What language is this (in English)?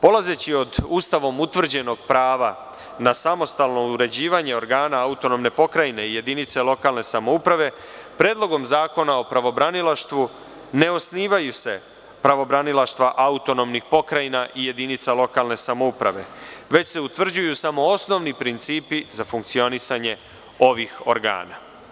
Serbian